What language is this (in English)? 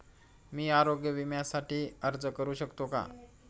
Marathi